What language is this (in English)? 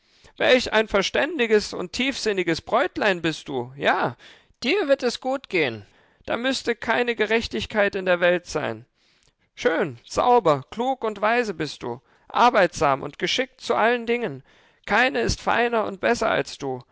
German